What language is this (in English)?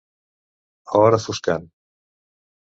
Catalan